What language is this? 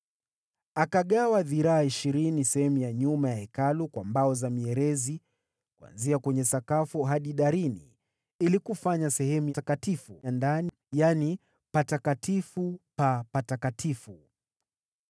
Swahili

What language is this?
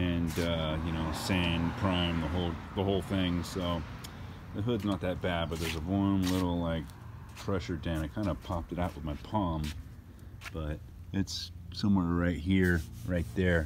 English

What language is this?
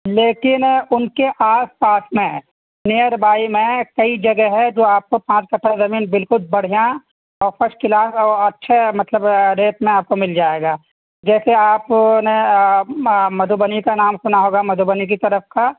Urdu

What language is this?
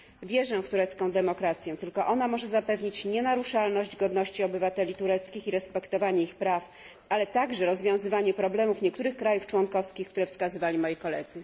Polish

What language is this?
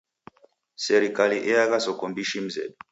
Taita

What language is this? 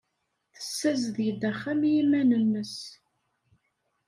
Kabyle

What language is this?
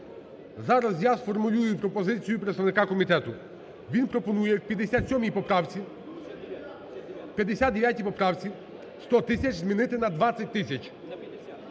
Ukrainian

